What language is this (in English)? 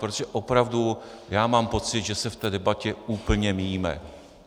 Czech